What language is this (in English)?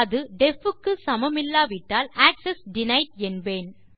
Tamil